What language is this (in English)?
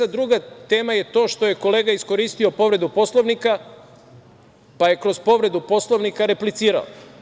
Serbian